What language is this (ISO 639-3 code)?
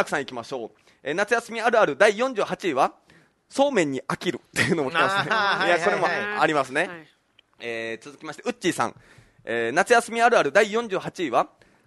jpn